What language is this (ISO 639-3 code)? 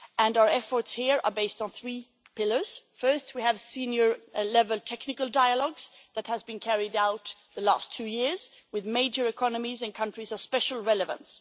eng